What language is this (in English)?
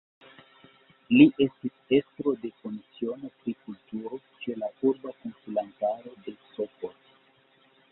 Esperanto